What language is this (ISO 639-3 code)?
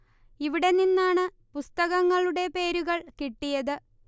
mal